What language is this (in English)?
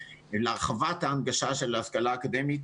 Hebrew